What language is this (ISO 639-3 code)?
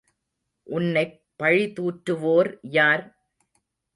tam